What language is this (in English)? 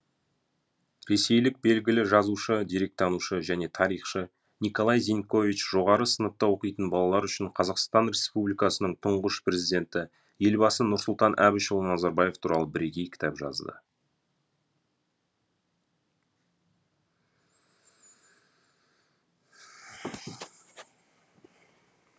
Kazakh